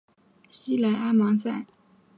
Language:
Chinese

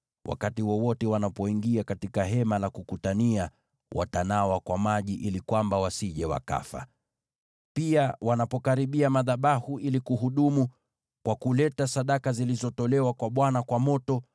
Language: Swahili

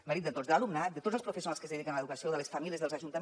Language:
Catalan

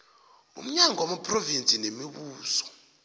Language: South Ndebele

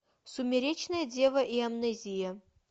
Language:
Russian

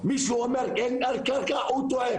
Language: Hebrew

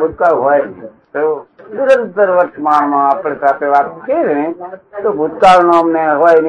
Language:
Gujarati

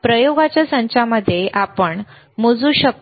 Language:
Marathi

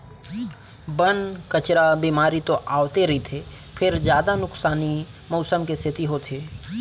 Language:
Chhattisgarhi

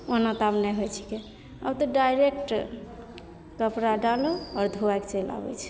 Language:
Maithili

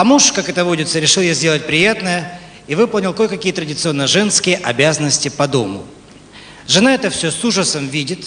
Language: Russian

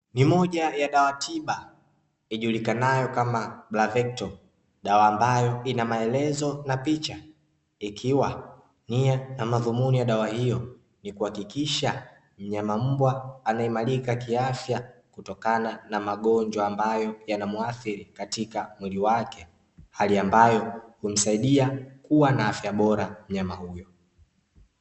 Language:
Swahili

